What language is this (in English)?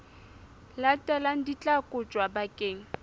Southern Sotho